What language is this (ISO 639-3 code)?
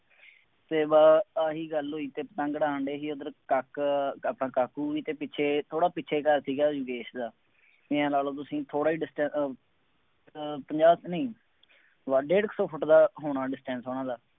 pan